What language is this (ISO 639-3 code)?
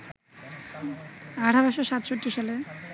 ben